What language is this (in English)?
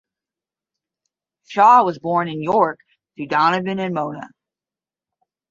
English